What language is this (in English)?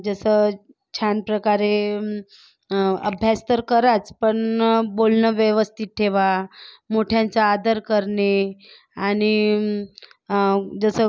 Marathi